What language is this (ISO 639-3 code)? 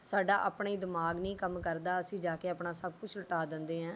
pan